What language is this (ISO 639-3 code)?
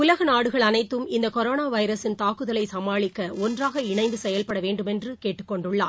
tam